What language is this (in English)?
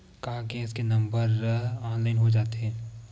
Chhattisgarhi